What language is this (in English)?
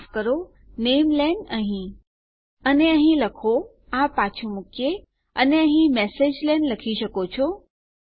Gujarati